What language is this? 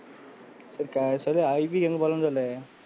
Tamil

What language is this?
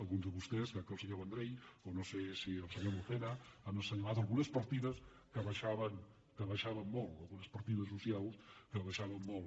Catalan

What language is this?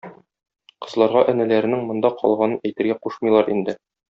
Tatar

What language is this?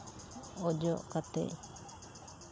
Santali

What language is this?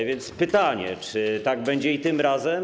Polish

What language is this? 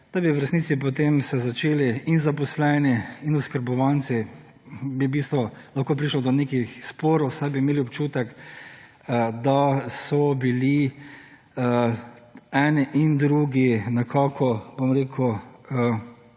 Slovenian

